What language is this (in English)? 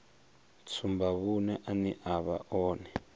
Venda